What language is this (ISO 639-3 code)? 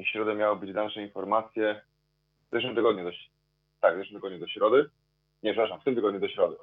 pol